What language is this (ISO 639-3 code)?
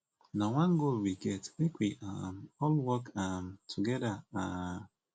pcm